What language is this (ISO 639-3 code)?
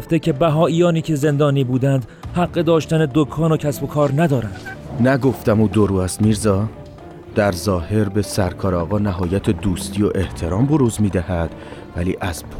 fas